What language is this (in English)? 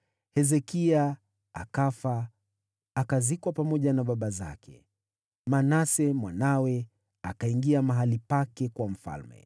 Swahili